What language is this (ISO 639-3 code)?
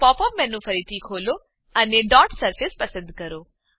guj